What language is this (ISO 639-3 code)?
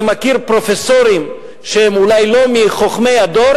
heb